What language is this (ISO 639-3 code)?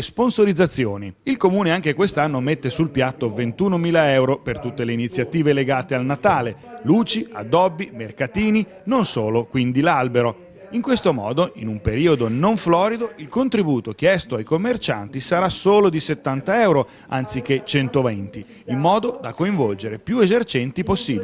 ita